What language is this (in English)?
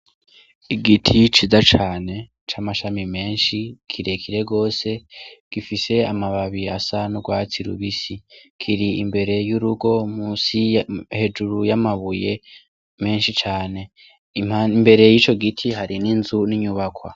Rundi